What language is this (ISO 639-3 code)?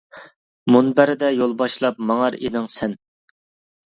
uig